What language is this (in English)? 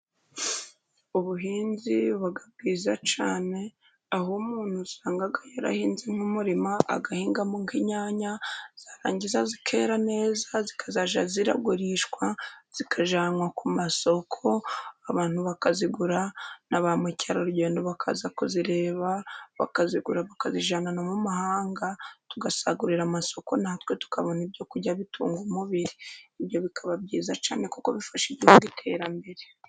Kinyarwanda